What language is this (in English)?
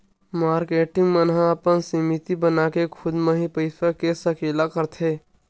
Chhattisgarhi